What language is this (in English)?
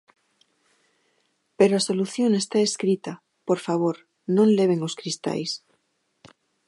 Galician